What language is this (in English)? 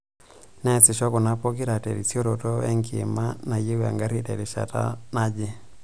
Masai